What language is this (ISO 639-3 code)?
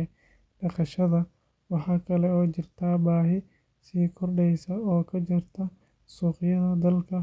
som